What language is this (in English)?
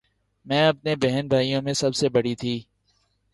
Urdu